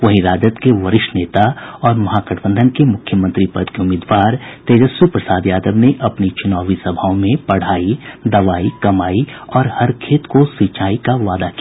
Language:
Hindi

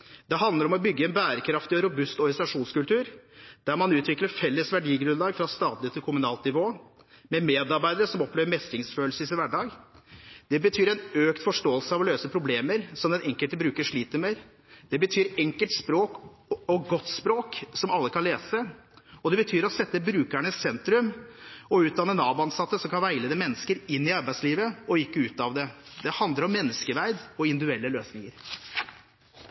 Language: Norwegian Bokmål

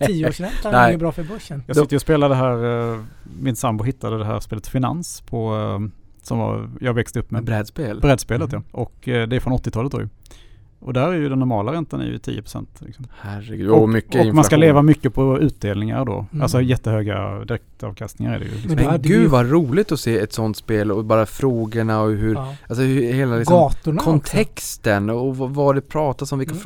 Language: Swedish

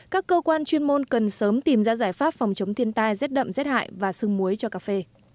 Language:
Vietnamese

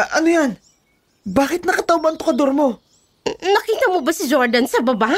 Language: Filipino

